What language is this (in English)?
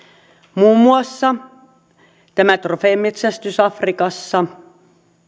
Finnish